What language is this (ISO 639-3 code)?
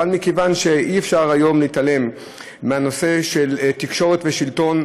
heb